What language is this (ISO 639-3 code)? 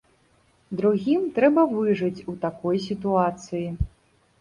bel